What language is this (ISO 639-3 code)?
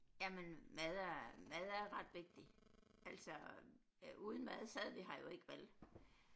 dan